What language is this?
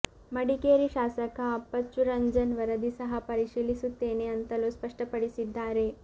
Kannada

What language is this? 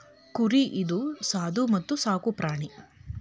Kannada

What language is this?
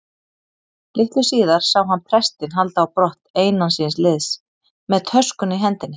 Icelandic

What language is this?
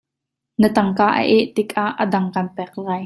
Hakha Chin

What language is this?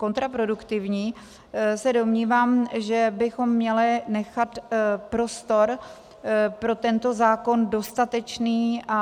Czech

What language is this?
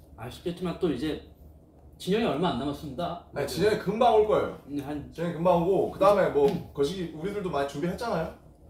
Korean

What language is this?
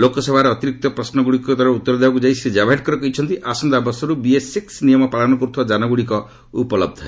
Odia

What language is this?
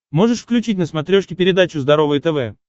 Russian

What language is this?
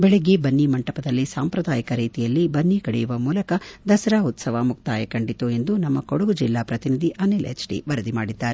Kannada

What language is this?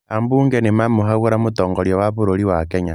Kikuyu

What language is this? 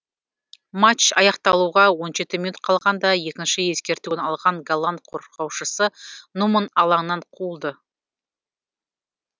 Kazakh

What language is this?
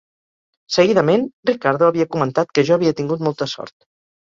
Catalan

